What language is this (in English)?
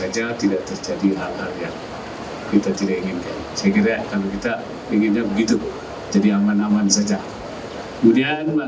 Indonesian